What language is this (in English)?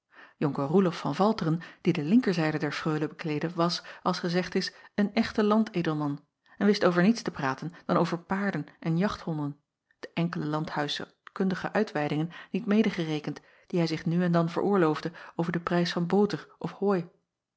Dutch